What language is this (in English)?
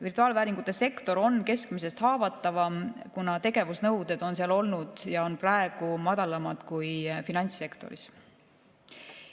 Estonian